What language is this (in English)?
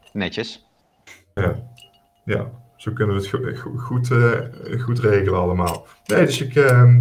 Dutch